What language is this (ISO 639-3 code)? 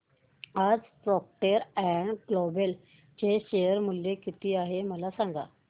mar